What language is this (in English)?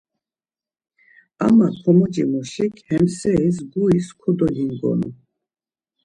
Laz